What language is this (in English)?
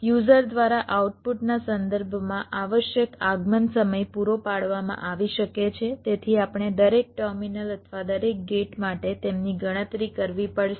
Gujarati